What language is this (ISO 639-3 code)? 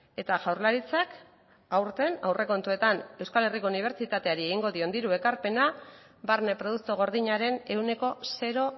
eus